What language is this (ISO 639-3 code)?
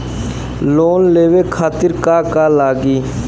bho